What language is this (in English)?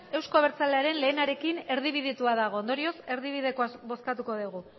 Basque